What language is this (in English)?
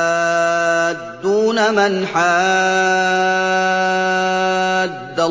Arabic